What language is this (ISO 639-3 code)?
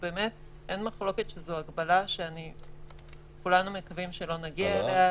heb